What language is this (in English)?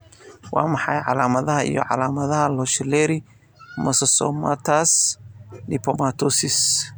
Somali